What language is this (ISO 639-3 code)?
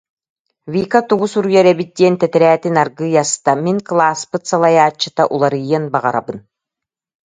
sah